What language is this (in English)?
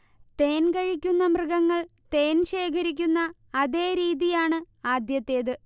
Malayalam